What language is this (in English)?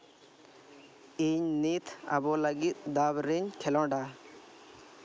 Santali